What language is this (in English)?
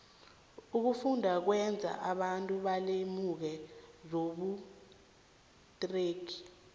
South Ndebele